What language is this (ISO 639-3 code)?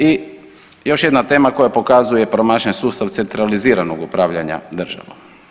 hrv